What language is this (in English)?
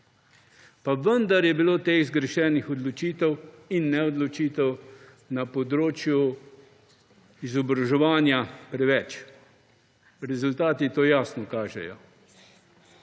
Slovenian